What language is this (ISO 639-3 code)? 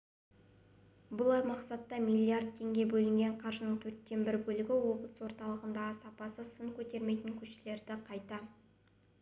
kaz